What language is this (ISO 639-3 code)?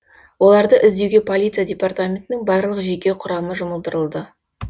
kaz